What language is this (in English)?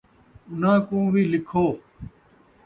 Saraiki